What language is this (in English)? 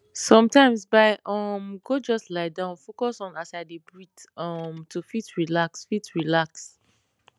Nigerian Pidgin